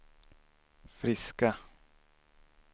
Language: Swedish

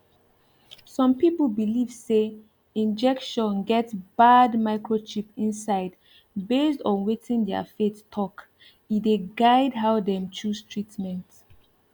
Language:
Nigerian Pidgin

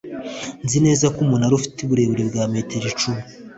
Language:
Kinyarwanda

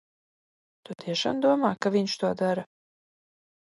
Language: Latvian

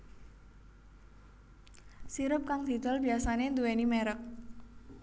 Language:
Javanese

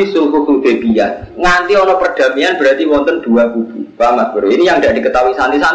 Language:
Indonesian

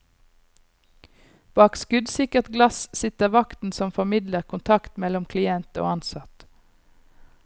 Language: Norwegian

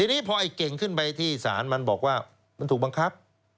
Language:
Thai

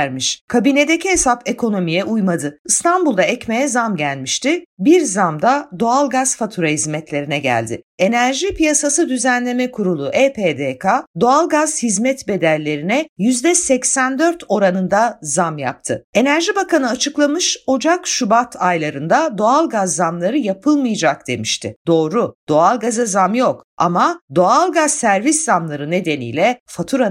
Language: Turkish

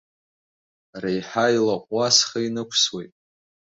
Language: Abkhazian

